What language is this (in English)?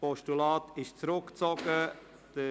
Swiss German